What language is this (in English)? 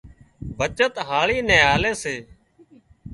Wadiyara Koli